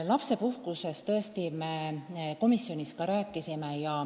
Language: Estonian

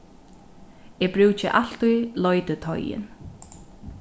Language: Faroese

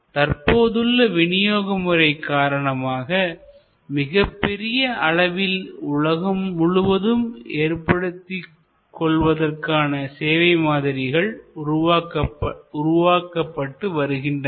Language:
Tamil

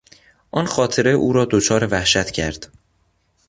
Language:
Persian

